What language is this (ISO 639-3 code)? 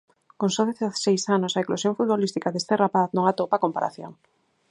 glg